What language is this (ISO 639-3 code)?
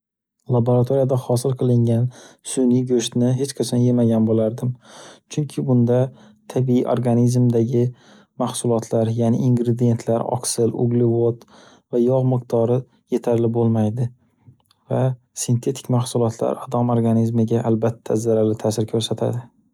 uzb